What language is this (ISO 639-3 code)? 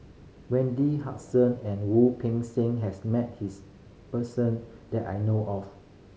eng